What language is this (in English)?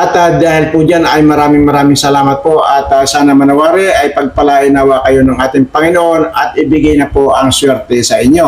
Filipino